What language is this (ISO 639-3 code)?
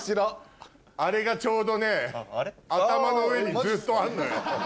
jpn